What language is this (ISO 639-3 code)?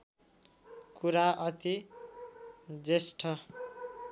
nep